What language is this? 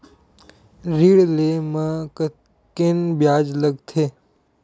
Chhattisgarhi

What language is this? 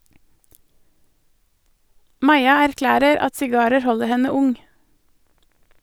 Norwegian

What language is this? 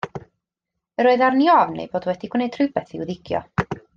Welsh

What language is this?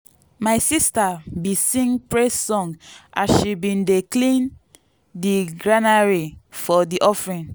Nigerian Pidgin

